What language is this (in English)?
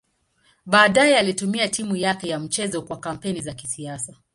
Swahili